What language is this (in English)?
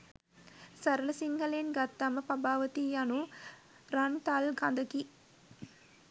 Sinhala